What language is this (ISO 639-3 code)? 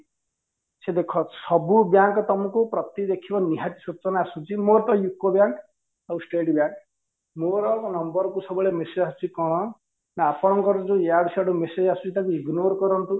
ori